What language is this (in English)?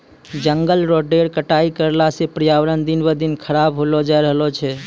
Maithili